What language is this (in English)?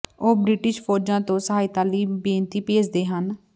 Punjabi